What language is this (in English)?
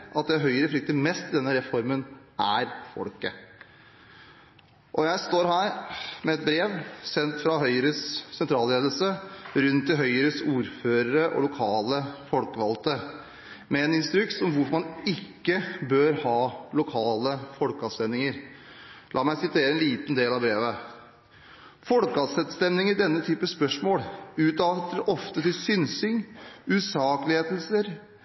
Norwegian Bokmål